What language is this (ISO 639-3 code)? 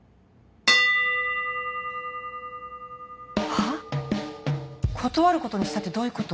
jpn